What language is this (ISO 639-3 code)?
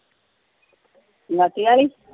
pan